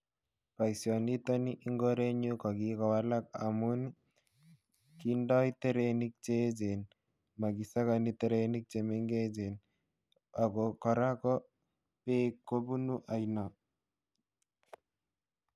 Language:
Kalenjin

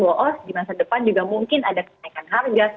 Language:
Indonesian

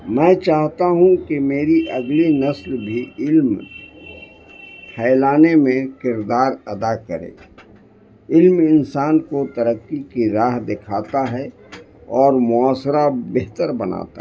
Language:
Urdu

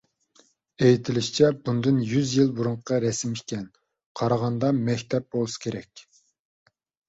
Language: Uyghur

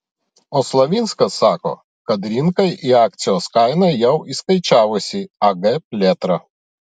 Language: Lithuanian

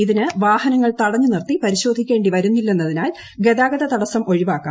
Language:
Malayalam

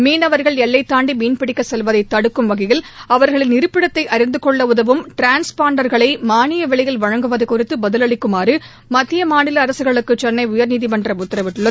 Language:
Tamil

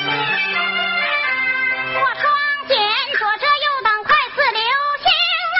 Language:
Chinese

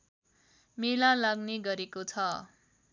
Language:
Nepali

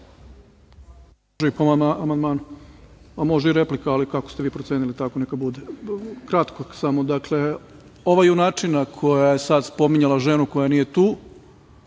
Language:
Serbian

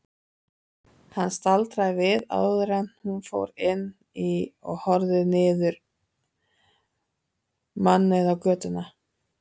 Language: Icelandic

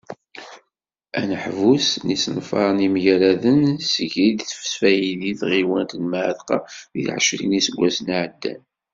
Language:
Kabyle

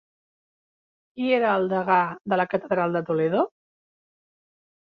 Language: Catalan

